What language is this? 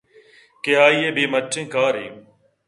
Eastern Balochi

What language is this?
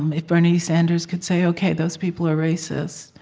English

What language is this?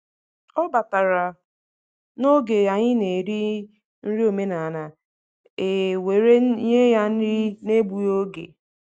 Igbo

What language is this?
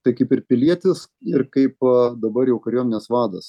Lithuanian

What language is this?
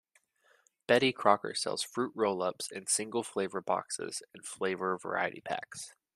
English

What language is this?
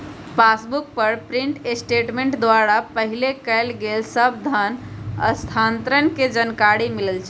Magahi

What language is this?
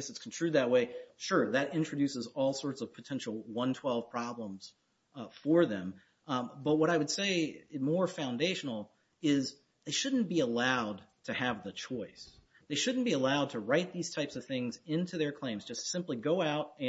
English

